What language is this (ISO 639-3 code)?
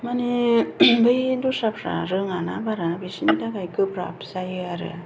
brx